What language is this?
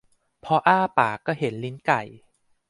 Thai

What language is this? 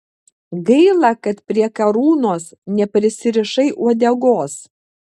Lithuanian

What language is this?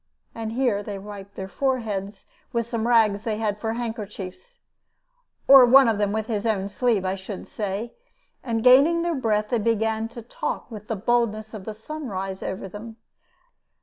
English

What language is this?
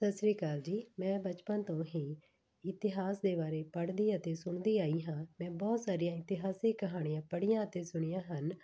Punjabi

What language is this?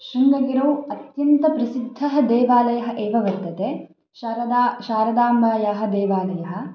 Sanskrit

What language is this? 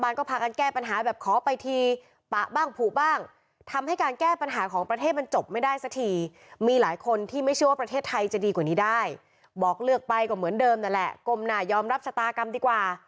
Thai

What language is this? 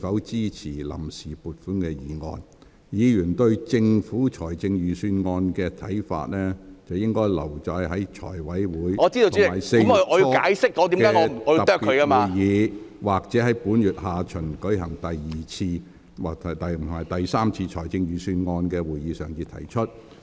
Cantonese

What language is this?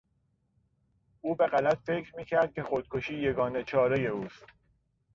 Persian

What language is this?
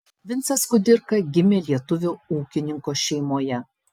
Lithuanian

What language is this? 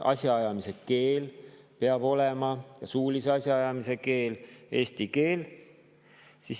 Estonian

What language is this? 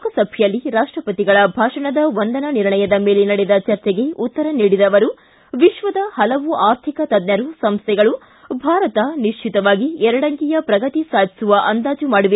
Kannada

